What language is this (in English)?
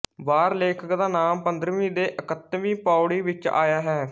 Punjabi